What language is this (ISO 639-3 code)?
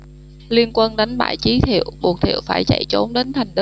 vie